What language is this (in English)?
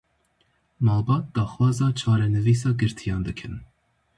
Kurdish